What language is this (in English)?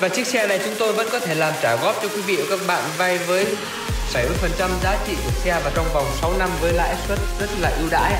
Vietnamese